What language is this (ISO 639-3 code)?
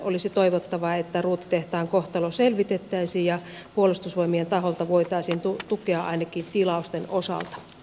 fin